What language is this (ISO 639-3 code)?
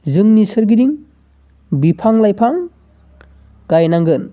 brx